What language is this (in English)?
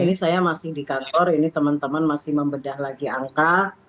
Indonesian